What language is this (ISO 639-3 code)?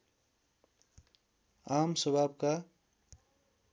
nep